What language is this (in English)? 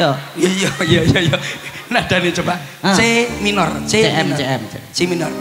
Indonesian